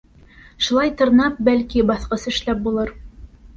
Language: Bashkir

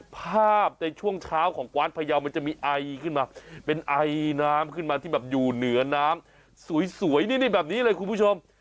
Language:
Thai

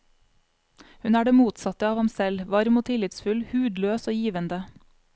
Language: Norwegian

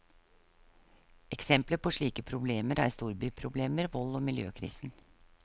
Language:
Norwegian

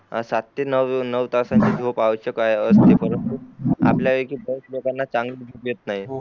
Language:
Marathi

